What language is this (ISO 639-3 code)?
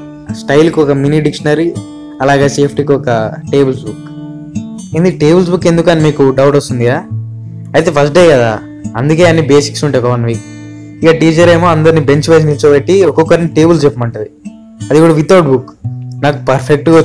tel